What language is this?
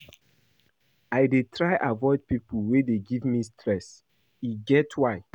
Nigerian Pidgin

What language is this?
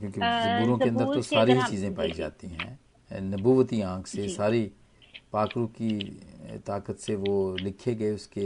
Hindi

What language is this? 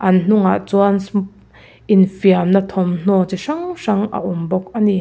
Mizo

